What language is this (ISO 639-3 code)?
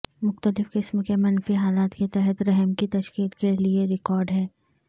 urd